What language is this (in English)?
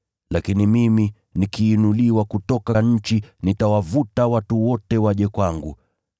Swahili